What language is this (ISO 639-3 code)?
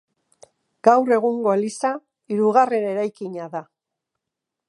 eus